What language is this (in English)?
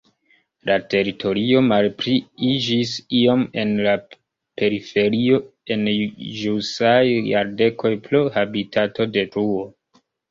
Esperanto